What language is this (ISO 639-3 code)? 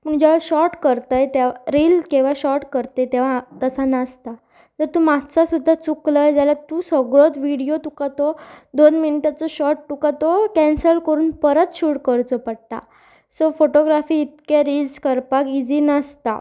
kok